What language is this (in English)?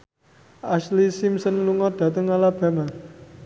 Javanese